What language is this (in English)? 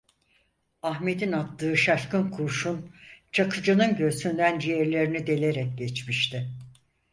Turkish